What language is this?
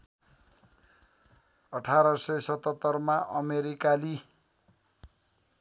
Nepali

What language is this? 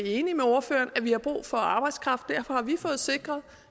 Danish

